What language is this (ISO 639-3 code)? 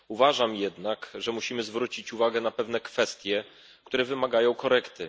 pol